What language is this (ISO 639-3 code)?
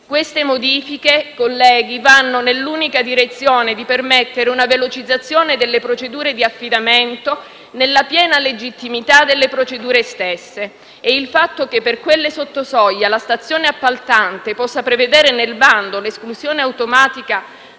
ita